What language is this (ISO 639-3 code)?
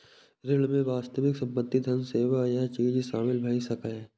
mai